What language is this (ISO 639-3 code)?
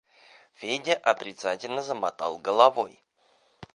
rus